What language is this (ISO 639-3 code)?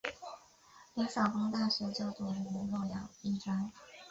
zho